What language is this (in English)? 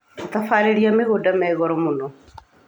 Kikuyu